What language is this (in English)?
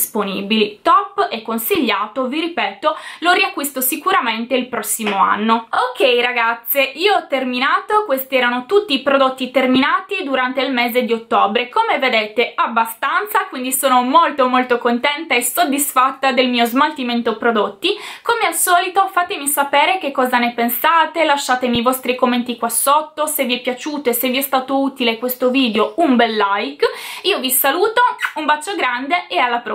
Italian